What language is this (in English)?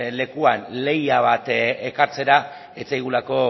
Basque